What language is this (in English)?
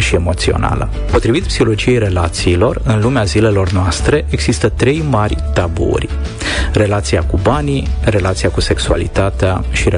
Romanian